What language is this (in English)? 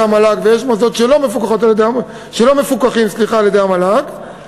Hebrew